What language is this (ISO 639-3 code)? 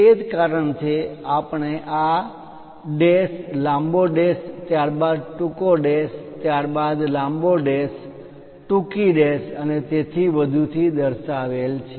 guj